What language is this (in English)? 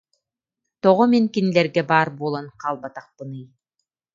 Yakut